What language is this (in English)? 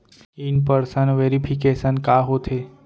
Chhattisgarhi